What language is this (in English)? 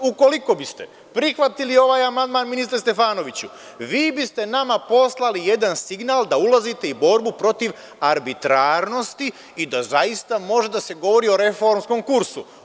Serbian